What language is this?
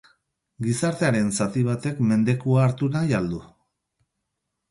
Basque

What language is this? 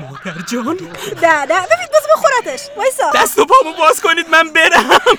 Persian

